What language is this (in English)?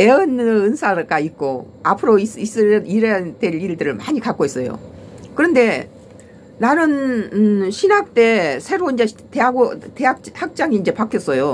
Korean